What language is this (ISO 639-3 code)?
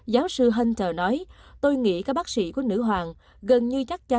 vie